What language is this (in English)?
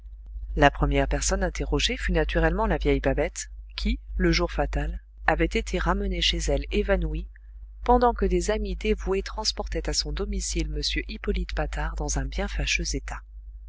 French